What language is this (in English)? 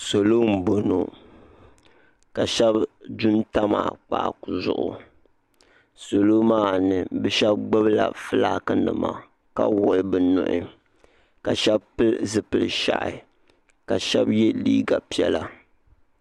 Dagbani